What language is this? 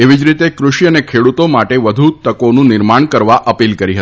Gujarati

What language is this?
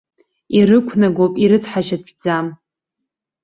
Abkhazian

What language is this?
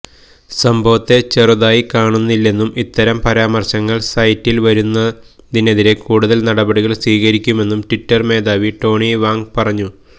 Malayalam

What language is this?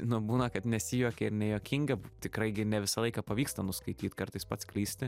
Lithuanian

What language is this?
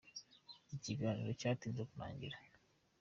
Kinyarwanda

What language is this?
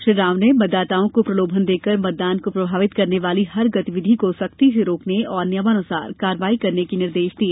Hindi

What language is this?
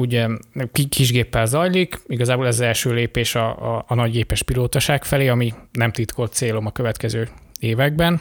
Hungarian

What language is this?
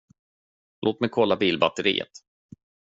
Swedish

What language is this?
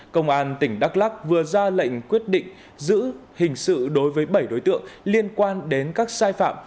Vietnamese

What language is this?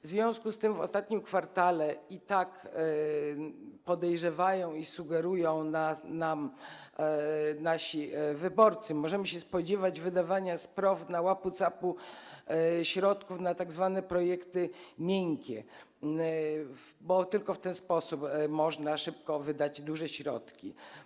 Polish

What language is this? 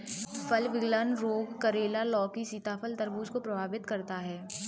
Hindi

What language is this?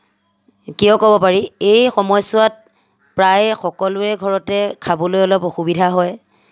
Assamese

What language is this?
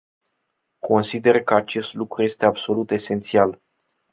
Romanian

